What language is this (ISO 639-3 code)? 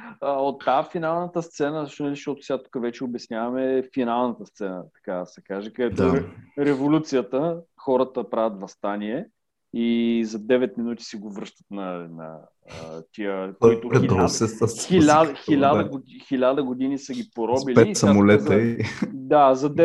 bul